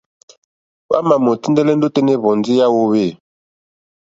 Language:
Mokpwe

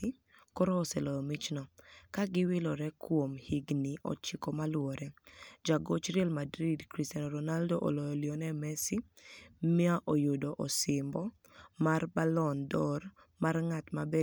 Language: Luo (Kenya and Tanzania)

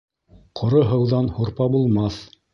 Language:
Bashkir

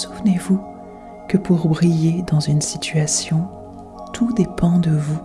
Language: French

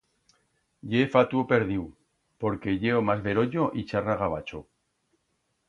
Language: Aragonese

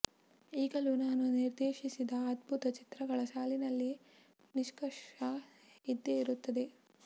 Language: Kannada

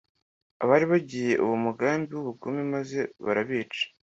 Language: Kinyarwanda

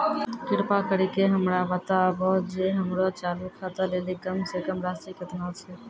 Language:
Maithili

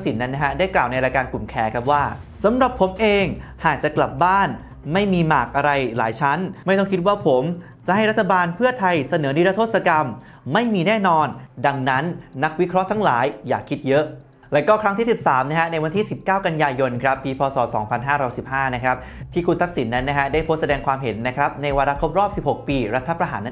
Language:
Thai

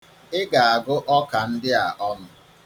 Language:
Igbo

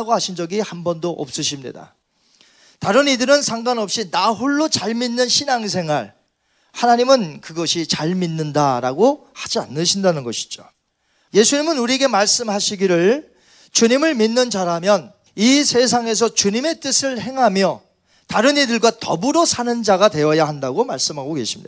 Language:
Korean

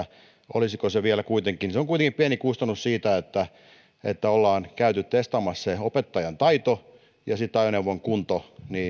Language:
Finnish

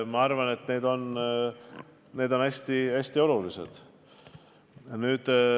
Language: Estonian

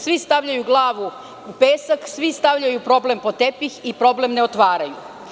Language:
Serbian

